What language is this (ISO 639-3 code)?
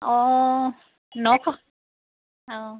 asm